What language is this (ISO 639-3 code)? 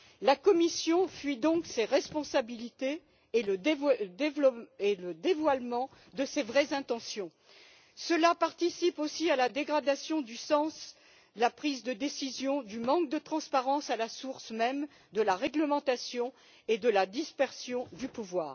fra